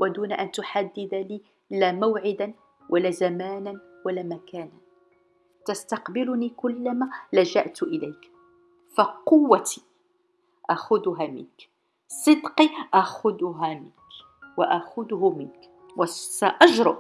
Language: Arabic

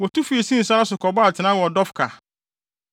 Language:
Akan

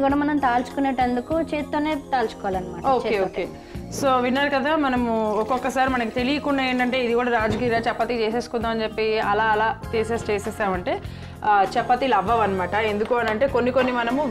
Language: Telugu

